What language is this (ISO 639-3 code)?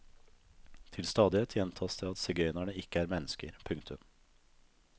nor